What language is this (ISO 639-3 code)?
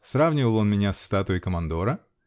rus